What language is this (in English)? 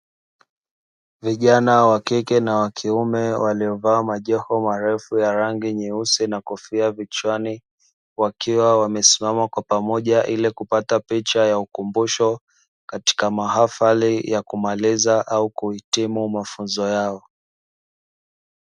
Swahili